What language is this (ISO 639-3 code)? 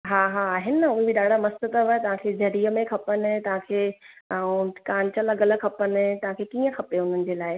snd